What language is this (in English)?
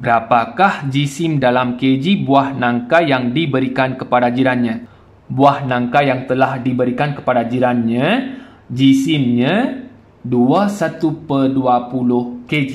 Malay